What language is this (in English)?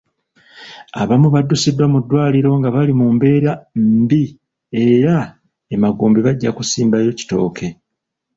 Ganda